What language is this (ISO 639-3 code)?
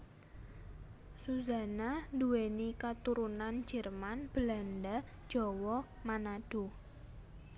jav